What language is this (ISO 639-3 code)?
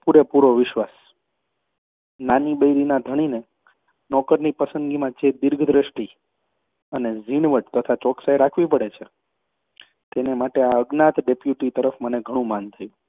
guj